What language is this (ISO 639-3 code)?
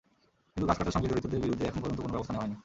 ben